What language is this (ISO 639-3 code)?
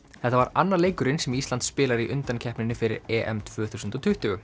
isl